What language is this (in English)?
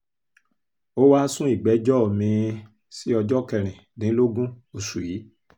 Yoruba